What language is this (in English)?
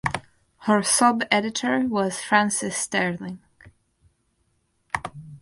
English